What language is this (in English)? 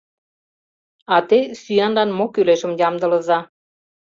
Mari